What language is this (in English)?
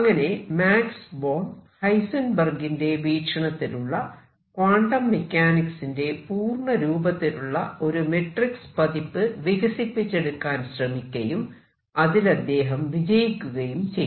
Malayalam